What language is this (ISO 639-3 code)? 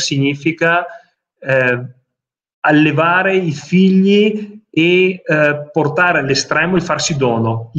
ita